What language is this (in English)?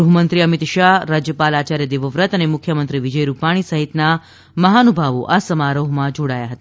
Gujarati